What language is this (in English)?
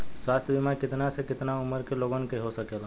Bhojpuri